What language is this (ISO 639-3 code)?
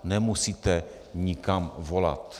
ces